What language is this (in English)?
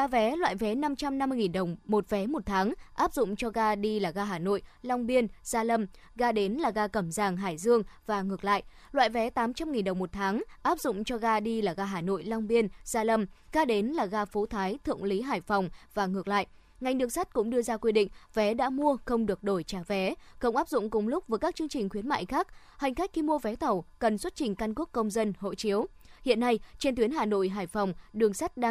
Vietnamese